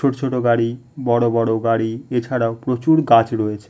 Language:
Bangla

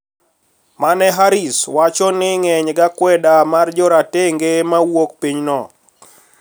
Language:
Luo (Kenya and Tanzania)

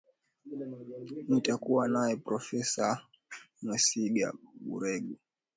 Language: Swahili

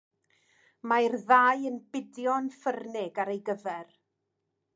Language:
Welsh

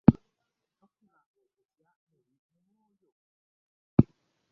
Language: Ganda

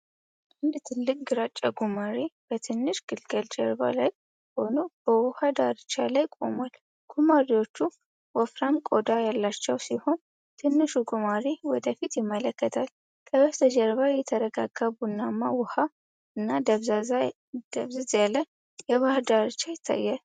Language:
Amharic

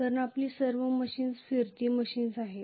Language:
Marathi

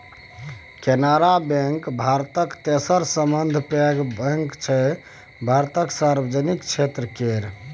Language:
Maithili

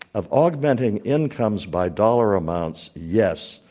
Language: English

